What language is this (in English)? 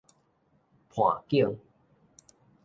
Min Nan Chinese